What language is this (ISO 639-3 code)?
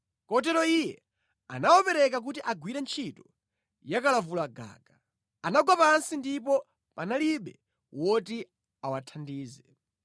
nya